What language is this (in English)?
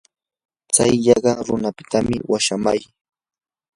Yanahuanca Pasco Quechua